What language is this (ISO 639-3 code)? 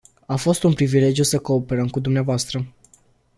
ron